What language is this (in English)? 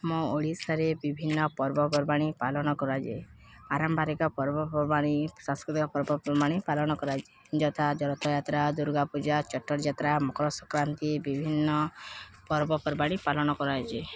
Odia